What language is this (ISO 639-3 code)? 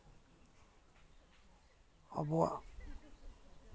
sat